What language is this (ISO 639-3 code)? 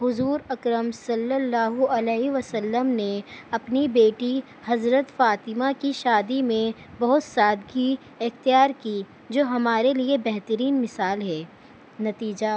urd